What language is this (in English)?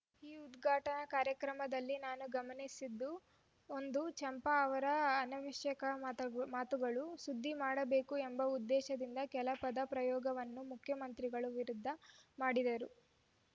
Kannada